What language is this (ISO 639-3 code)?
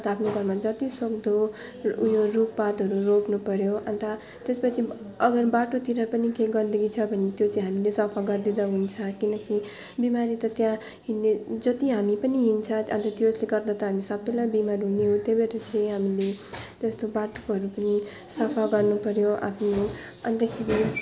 nep